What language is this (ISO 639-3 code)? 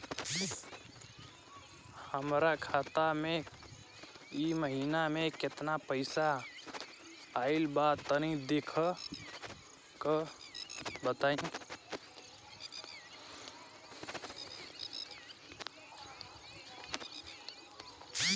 bho